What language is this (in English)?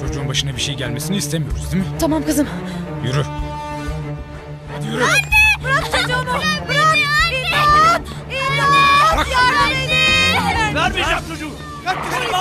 Turkish